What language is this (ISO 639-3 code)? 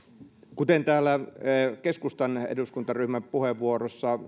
fin